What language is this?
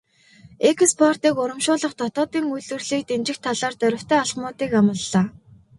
Mongolian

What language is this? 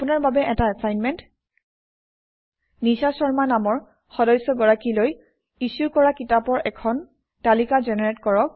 Assamese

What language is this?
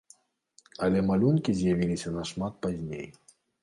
Belarusian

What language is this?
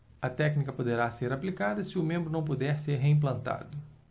Portuguese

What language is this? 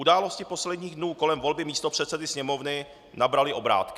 Czech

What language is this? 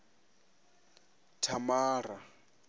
Venda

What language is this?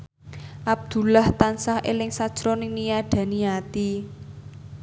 Javanese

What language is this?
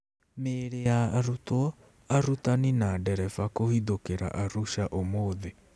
Kikuyu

